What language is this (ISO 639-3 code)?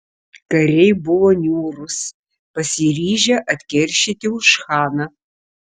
lit